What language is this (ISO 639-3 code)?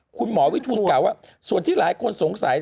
tha